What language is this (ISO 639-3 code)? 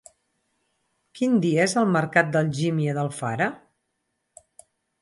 cat